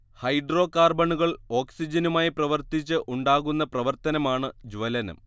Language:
Malayalam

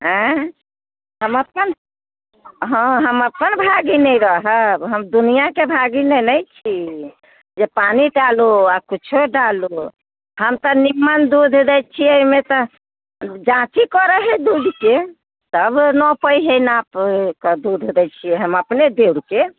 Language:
Maithili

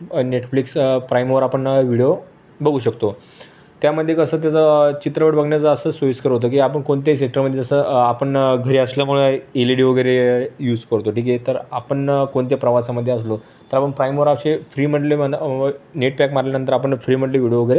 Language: Marathi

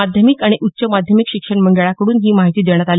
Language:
Marathi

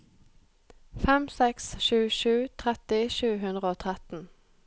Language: Norwegian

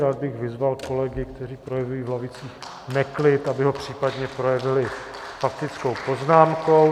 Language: Czech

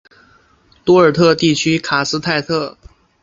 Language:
Chinese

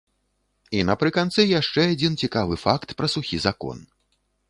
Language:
Belarusian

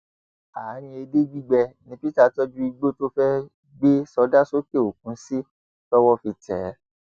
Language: Yoruba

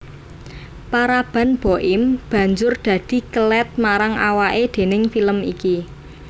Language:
Javanese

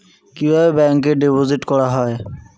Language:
Bangla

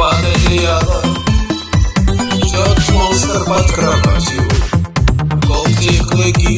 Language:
Russian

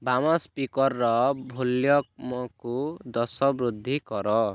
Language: Odia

